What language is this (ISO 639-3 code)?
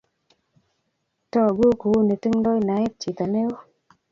kln